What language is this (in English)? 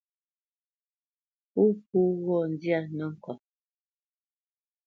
Bamenyam